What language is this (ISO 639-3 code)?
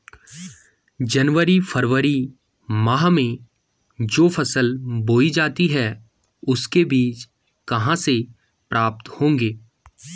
hin